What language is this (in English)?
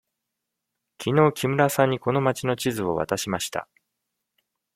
Japanese